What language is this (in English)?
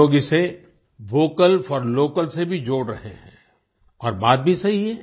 Hindi